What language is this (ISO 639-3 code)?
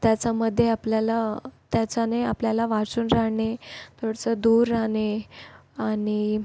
mar